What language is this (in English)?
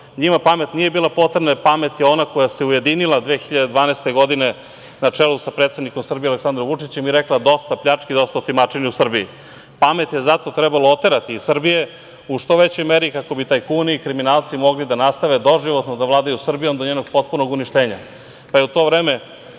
Serbian